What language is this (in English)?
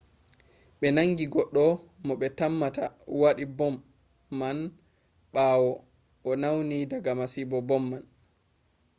Fula